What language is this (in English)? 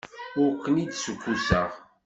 Kabyle